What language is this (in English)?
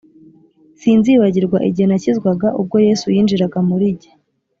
Kinyarwanda